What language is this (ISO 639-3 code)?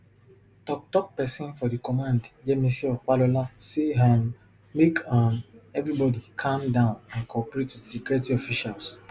pcm